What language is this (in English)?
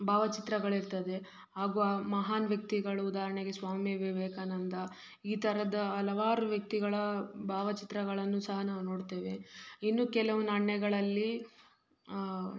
Kannada